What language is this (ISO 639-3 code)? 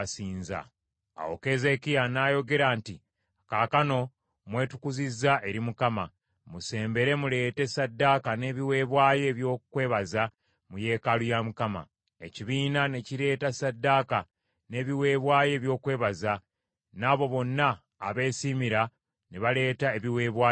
lug